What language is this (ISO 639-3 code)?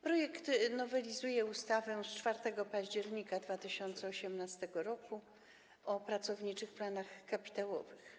pol